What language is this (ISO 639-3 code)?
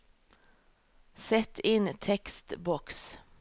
nor